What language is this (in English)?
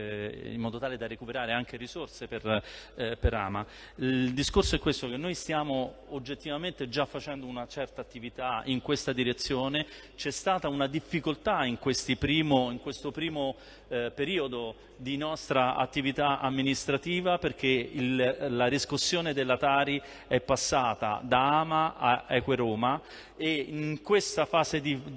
Italian